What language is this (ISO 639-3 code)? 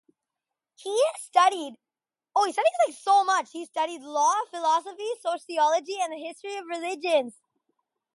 eng